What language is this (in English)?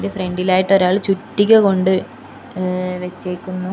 Malayalam